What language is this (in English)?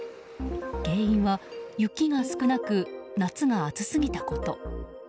Japanese